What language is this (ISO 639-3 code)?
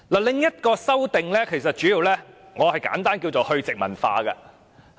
yue